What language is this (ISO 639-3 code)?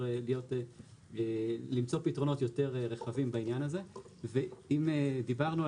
heb